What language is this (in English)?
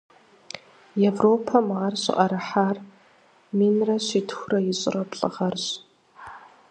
Kabardian